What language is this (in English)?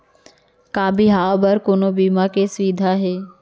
Chhattisgarhi